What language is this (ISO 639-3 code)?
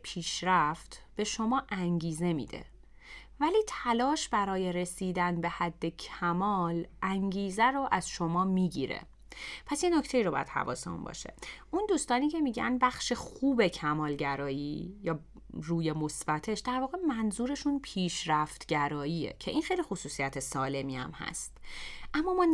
fas